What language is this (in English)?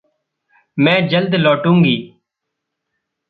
Hindi